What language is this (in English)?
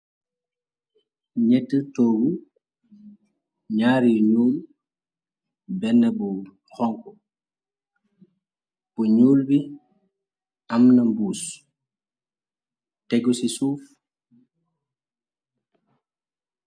Wolof